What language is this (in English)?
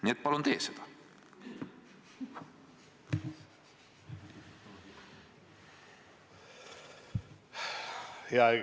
Estonian